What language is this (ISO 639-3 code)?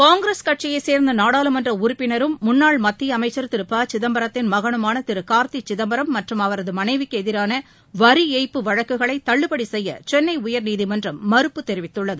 tam